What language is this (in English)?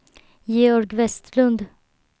Swedish